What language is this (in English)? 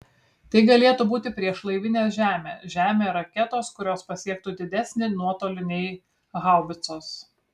Lithuanian